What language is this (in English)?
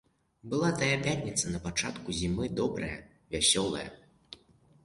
Belarusian